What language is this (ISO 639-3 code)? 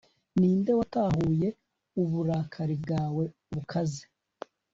kin